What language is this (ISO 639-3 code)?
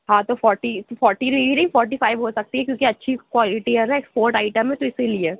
urd